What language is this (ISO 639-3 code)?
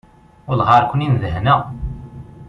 kab